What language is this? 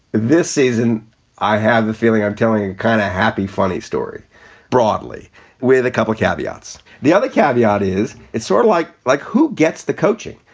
English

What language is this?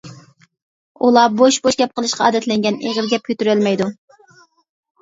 Uyghur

